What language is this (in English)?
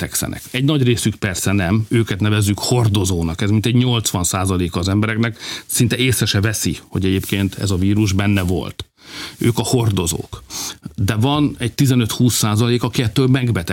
Hungarian